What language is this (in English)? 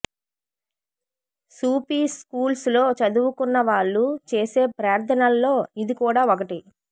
Telugu